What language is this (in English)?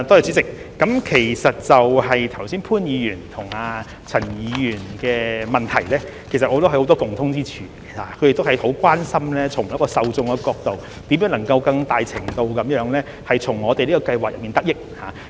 Cantonese